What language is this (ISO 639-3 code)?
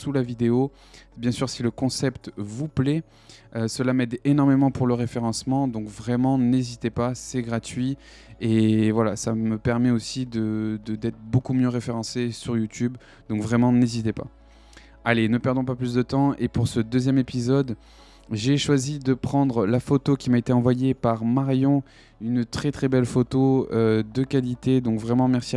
fra